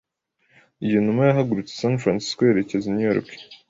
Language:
Kinyarwanda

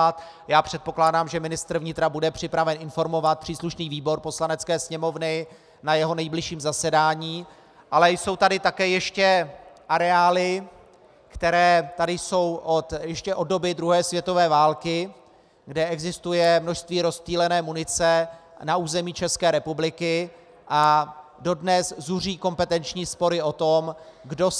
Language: Czech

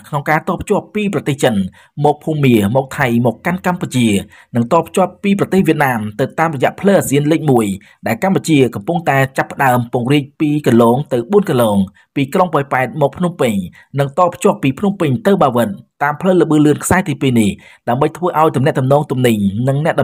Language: Thai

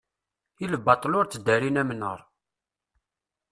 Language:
Kabyle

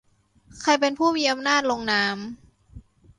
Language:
Thai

